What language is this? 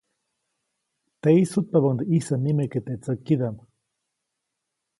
Copainalá Zoque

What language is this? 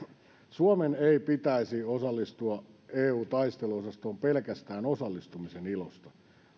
Finnish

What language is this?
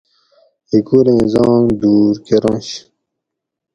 Gawri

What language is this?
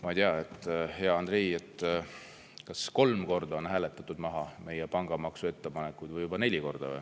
Estonian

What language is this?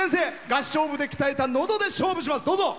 Japanese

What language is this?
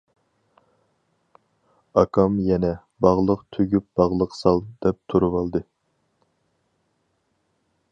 Uyghur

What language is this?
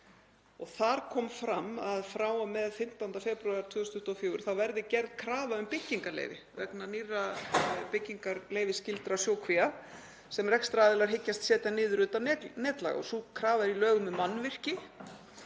Icelandic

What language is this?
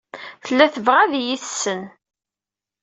Kabyle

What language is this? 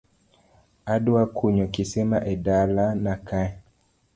Luo (Kenya and Tanzania)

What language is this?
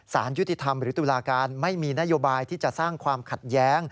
Thai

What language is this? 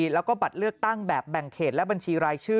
Thai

